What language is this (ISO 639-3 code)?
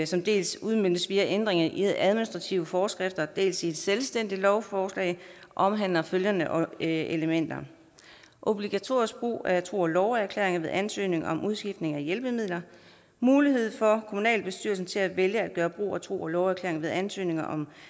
dan